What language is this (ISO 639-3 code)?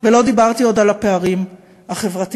heb